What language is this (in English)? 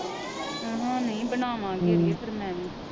Punjabi